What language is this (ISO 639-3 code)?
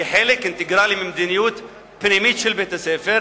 heb